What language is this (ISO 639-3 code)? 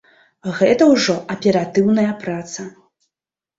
bel